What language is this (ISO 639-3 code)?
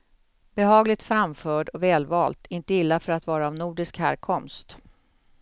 swe